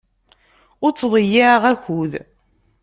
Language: Kabyle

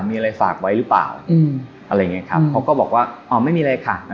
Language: Thai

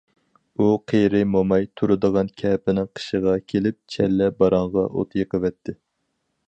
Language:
Uyghur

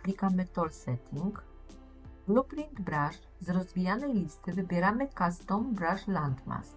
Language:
Polish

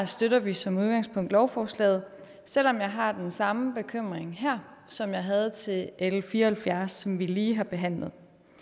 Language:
Danish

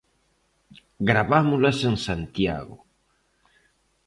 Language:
Galician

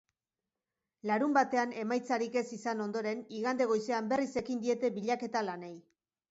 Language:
Basque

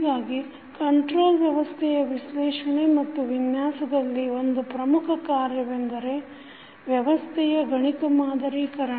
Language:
Kannada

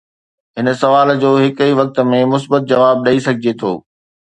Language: Sindhi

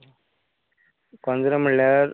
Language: Konkani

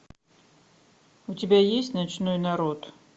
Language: Russian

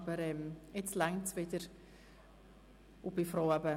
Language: Swiss German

